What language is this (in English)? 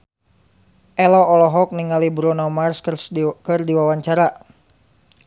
Sundanese